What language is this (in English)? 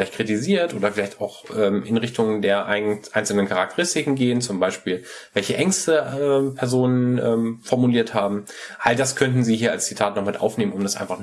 German